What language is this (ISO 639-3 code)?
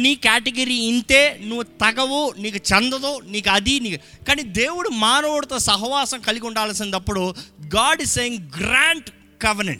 tel